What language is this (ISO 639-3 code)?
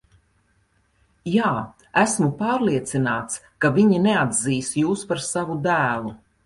lav